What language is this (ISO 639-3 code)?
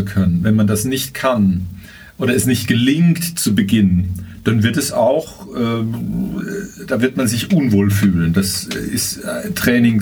deu